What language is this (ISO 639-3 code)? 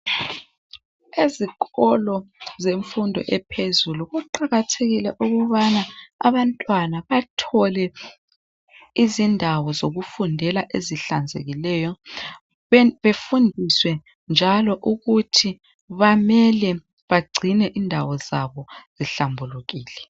nde